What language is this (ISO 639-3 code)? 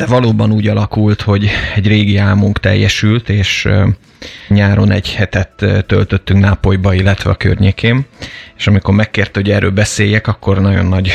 hun